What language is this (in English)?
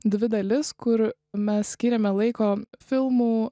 Lithuanian